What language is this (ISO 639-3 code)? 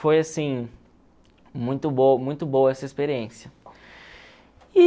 por